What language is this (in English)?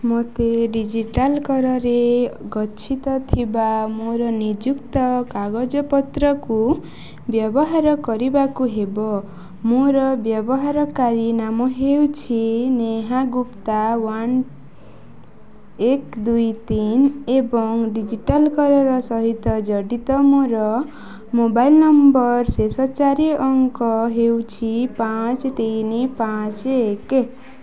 Odia